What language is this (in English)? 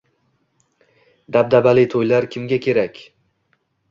Uzbek